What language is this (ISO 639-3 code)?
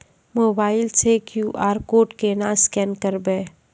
mai